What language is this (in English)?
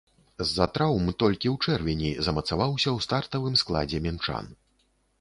Belarusian